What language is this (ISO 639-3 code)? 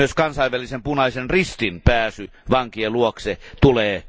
fin